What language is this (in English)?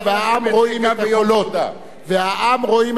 Hebrew